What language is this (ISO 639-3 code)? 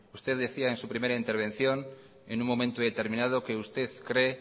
spa